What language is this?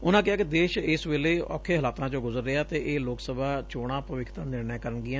Punjabi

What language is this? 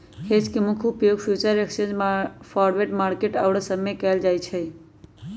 Magahi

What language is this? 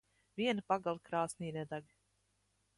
Latvian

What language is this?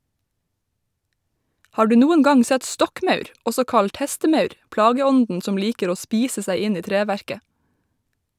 Norwegian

